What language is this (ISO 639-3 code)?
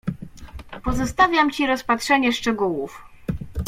pol